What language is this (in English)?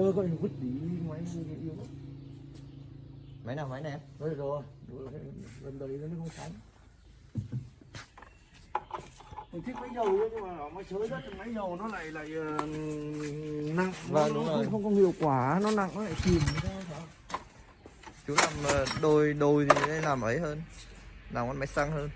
Vietnamese